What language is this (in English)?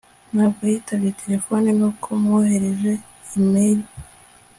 Kinyarwanda